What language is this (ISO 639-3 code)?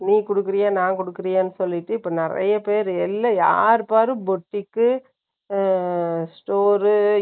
tam